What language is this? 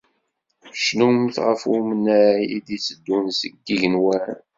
Kabyle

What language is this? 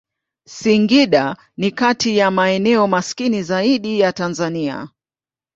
Swahili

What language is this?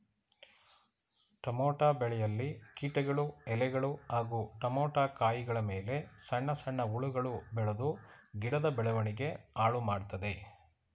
Kannada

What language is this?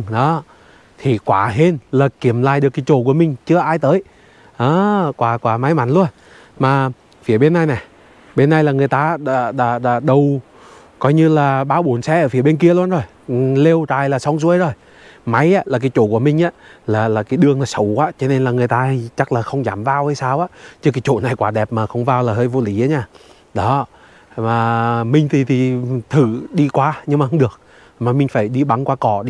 Vietnamese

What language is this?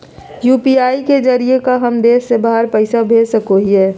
Magahi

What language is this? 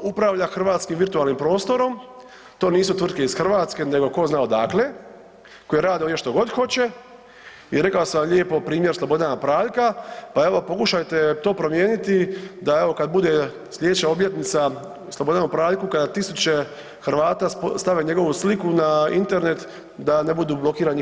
Croatian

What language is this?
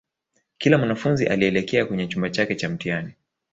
Swahili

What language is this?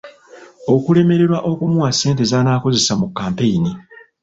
Ganda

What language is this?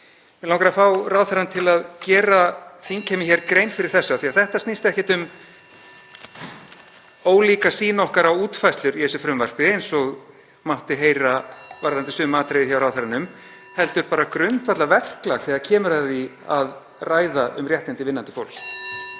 Icelandic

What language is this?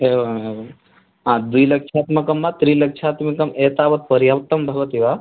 Sanskrit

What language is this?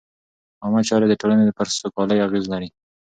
Pashto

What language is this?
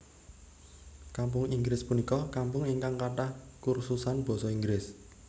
Javanese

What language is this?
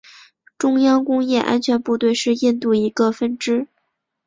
Chinese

